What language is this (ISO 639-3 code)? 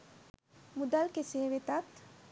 sin